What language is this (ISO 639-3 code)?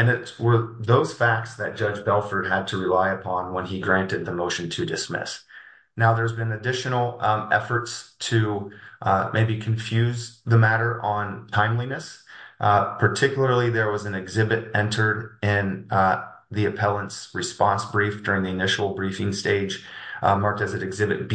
eng